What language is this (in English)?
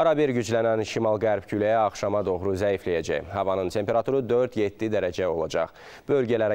Turkish